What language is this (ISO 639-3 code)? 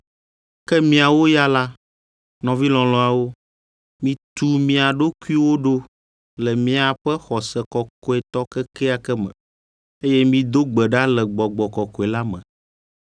ewe